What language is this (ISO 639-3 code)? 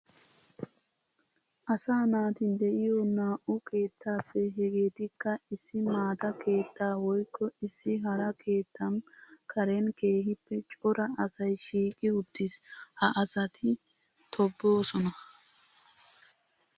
wal